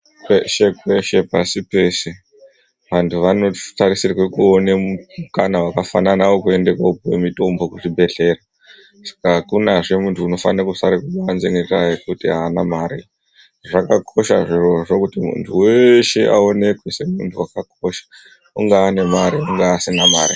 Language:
Ndau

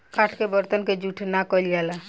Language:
Bhojpuri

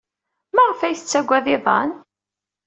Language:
Kabyle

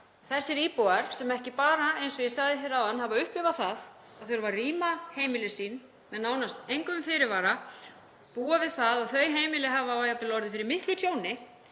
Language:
Icelandic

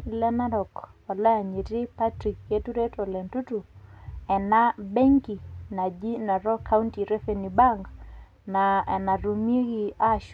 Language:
Masai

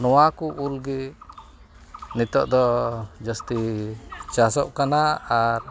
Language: Santali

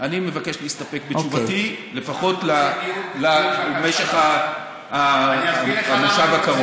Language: Hebrew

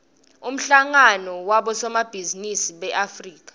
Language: Swati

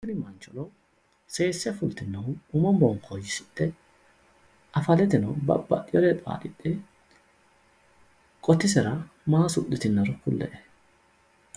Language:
Sidamo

